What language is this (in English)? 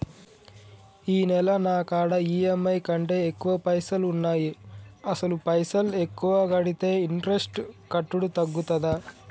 Telugu